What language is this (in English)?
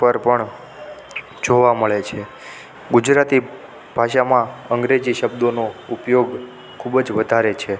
Gujarati